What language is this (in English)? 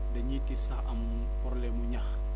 Wolof